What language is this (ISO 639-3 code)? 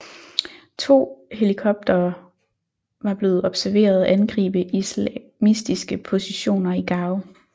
dan